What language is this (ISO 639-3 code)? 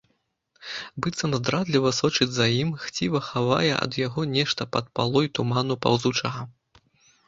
bel